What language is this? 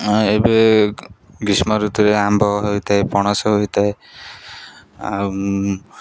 Odia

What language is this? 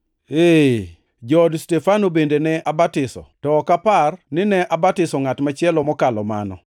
Luo (Kenya and Tanzania)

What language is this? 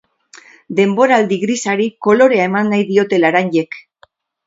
Basque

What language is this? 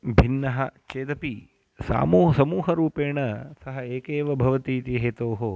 Sanskrit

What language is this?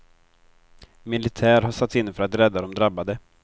Swedish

